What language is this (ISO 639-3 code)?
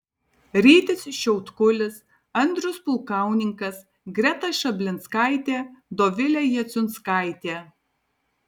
lit